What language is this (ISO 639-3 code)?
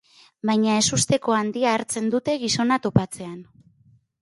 eus